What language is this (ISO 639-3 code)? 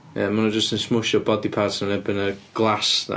cym